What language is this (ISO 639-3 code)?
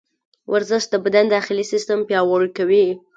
pus